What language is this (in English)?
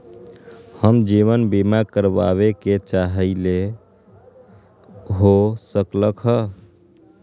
Magahi